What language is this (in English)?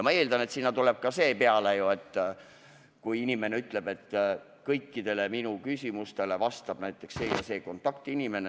Estonian